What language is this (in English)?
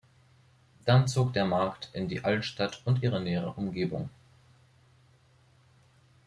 German